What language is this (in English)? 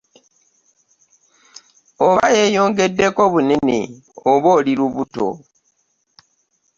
Ganda